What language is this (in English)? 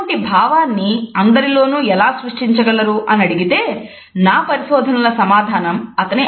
Telugu